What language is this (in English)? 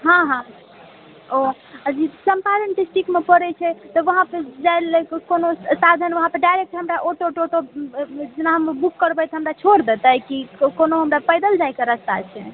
Maithili